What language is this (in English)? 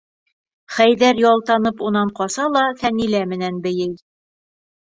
Bashkir